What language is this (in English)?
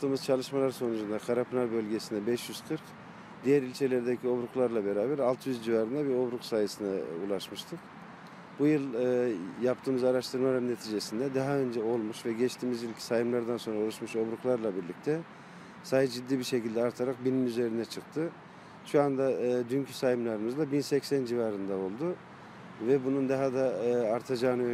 Turkish